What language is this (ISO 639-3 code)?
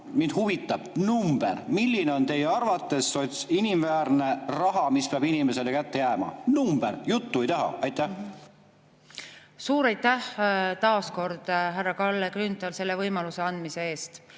est